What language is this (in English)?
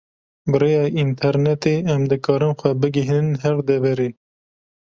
Kurdish